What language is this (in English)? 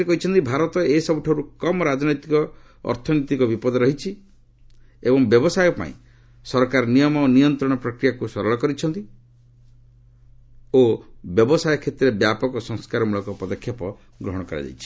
Odia